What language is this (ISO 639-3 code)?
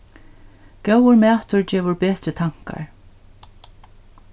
fao